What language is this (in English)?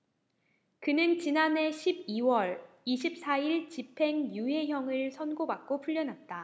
Korean